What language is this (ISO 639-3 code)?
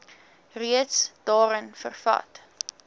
afr